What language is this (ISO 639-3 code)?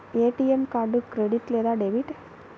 tel